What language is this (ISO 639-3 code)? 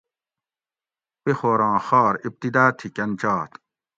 gwc